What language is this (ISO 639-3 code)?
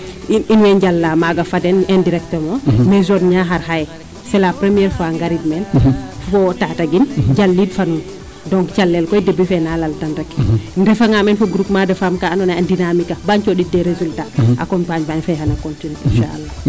srr